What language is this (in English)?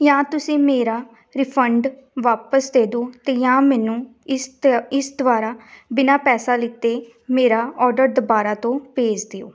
Punjabi